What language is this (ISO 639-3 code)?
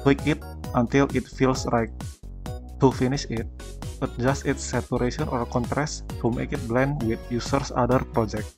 ind